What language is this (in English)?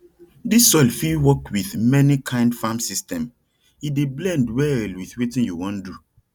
Nigerian Pidgin